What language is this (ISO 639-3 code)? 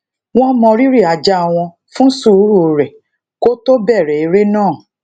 yor